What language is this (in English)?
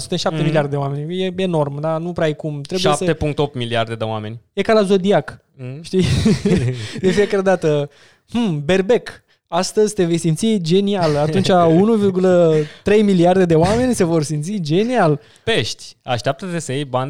Romanian